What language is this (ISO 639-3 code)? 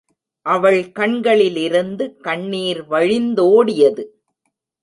tam